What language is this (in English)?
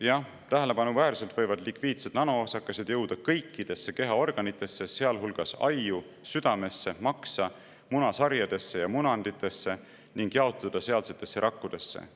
Estonian